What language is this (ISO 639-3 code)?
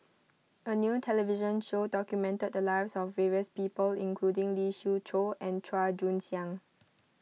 eng